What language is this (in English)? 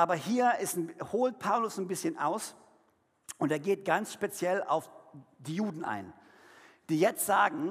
German